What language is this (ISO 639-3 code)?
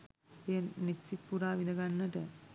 sin